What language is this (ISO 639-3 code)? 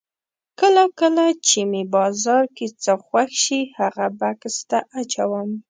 pus